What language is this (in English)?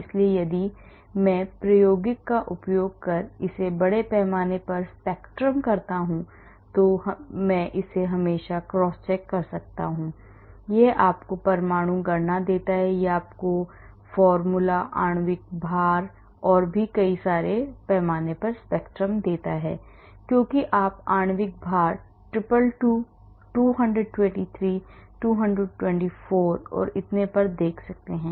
Hindi